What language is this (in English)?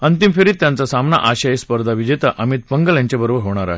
Marathi